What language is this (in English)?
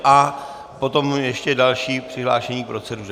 Czech